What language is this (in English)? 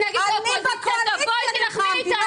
Hebrew